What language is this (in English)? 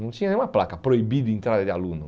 Portuguese